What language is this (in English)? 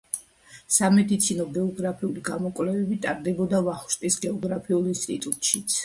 Georgian